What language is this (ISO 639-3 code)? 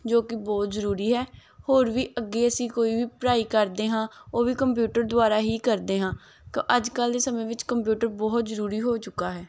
pan